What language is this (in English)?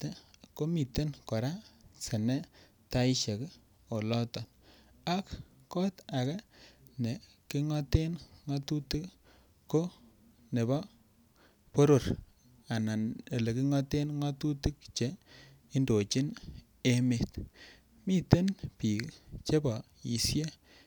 Kalenjin